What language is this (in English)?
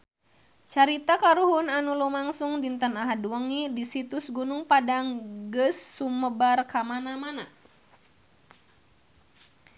Sundanese